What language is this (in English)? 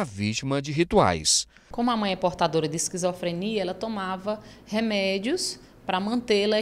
Portuguese